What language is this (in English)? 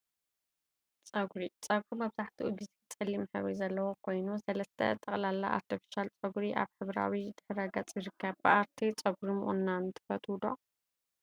Tigrinya